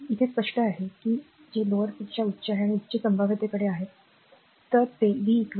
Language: Marathi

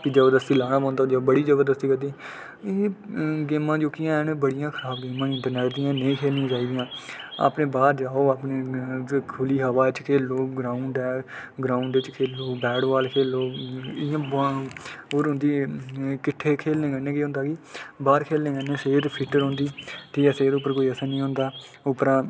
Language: Dogri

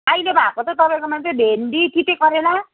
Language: Nepali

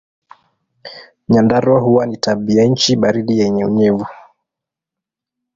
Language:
Swahili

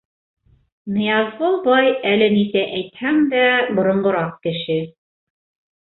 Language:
Bashkir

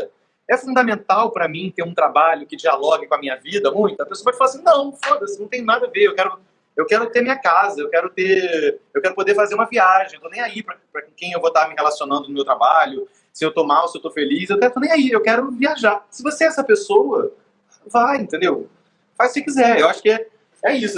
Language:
Portuguese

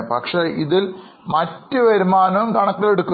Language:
Malayalam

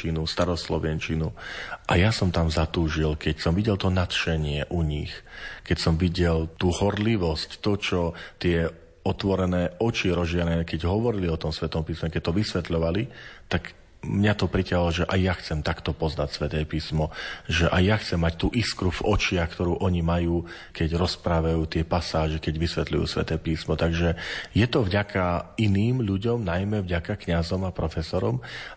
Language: Slovak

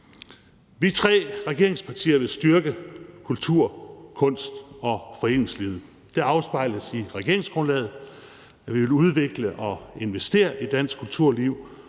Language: Danish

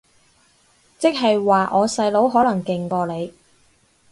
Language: Cantonese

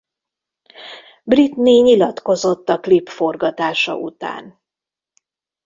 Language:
Hungarian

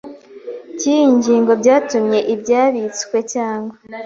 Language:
Kinyarwanda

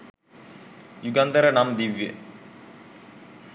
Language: Sinhala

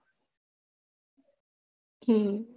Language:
Gujarati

